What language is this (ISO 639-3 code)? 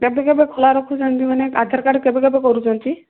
ori